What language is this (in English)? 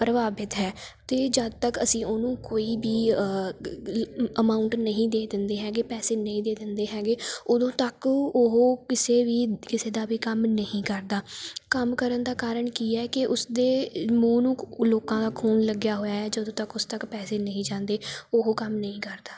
Punjabi